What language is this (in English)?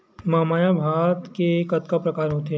Chhattisgarhi